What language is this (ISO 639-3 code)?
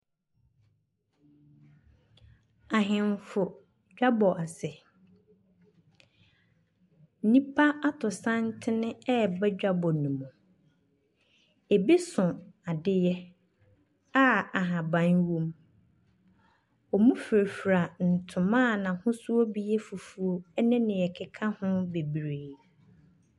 aka